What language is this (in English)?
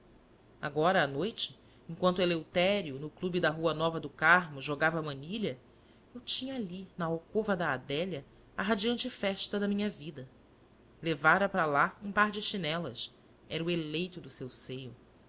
Portuguese